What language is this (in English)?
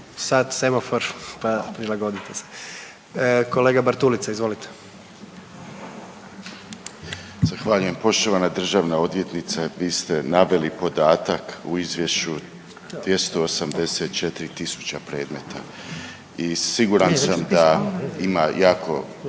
Croatian